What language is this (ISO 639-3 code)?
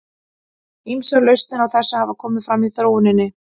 isl